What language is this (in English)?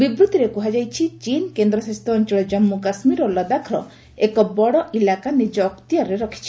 Odia